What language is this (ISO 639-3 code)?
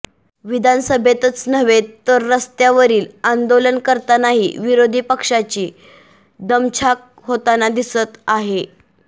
mar